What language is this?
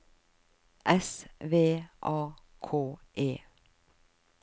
Norwegian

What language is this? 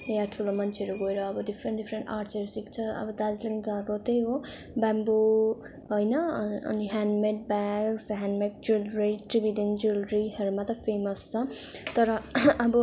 Nepali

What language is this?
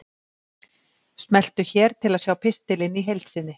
Icelandic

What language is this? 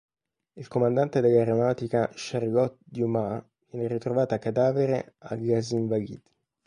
Italian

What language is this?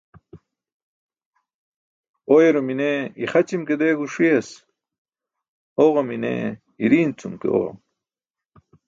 Burushaski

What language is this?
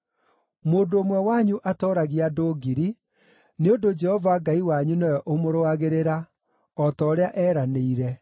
Kikuyu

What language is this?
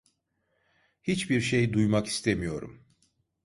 Turkish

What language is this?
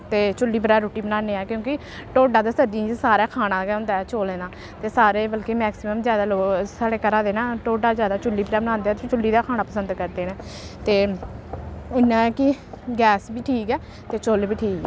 Dogri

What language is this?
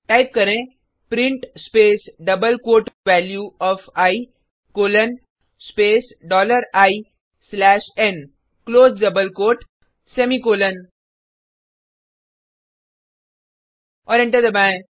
Hindi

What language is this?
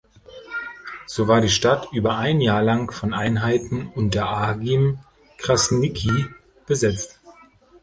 German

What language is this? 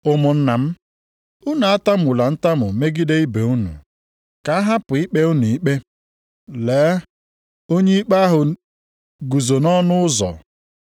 Igbo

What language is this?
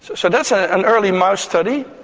English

